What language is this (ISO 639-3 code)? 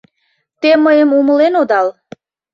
chm